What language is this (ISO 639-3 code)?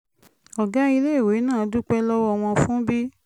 yor